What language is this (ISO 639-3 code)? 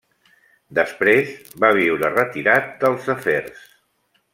cat